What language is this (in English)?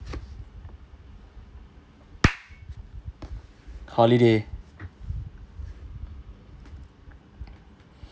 English